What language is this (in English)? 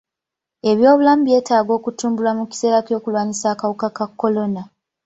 Ganda